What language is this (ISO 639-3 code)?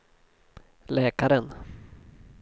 swe